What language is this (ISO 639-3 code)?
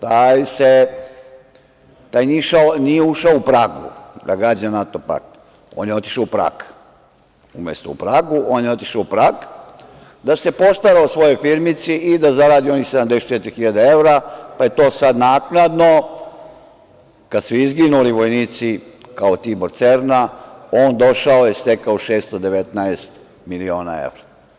srp